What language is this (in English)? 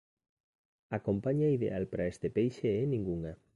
Galician